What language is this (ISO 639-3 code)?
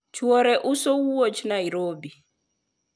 luo